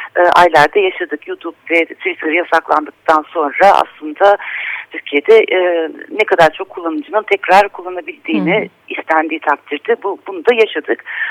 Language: Turkish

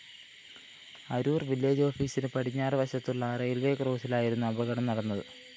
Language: Malayalam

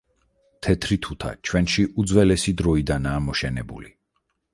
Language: Georgian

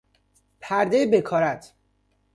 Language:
Persian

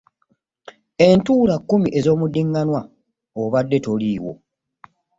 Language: Ganda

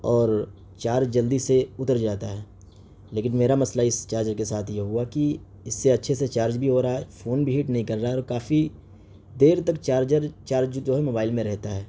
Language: Urdu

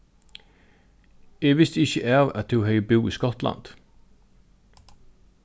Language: Faroese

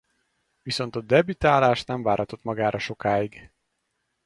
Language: Hungarian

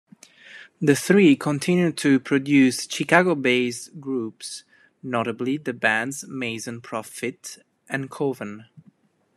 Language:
English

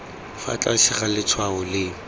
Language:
Tswana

